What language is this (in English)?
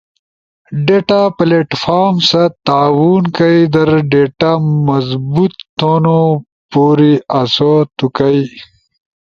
Ushojo